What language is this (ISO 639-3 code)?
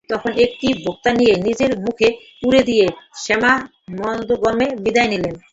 ben